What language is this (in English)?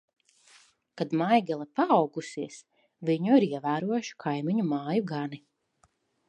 Latvian